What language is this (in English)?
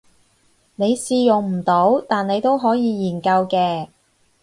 Cantonese